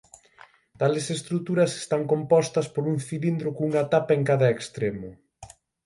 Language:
Galician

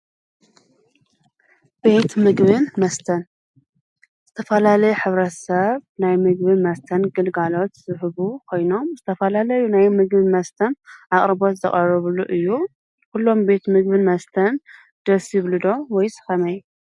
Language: Tigrinya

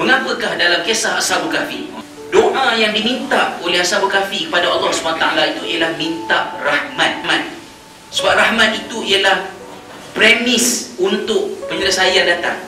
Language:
Malay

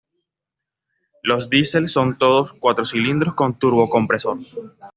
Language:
Spanish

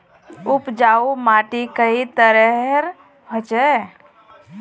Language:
Magahi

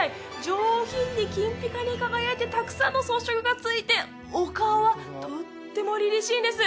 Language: Japanese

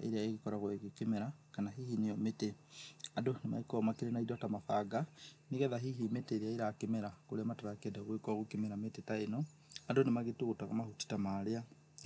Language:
Kikuyu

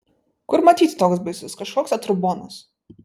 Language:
Lithuanian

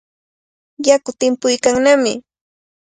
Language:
Cajatambo North Lima Quechua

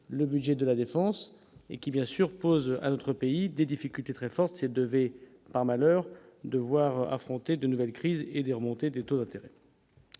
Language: French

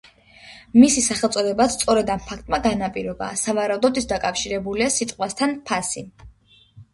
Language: Georgian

